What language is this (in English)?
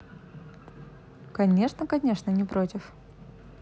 Russian